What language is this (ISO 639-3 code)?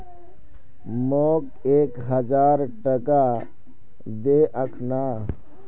mag